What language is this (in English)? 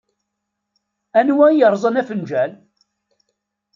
Kabyle